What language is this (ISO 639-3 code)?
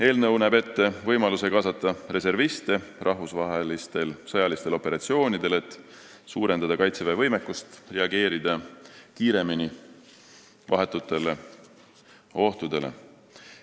est